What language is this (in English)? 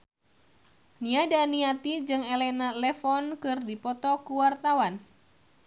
Sundanese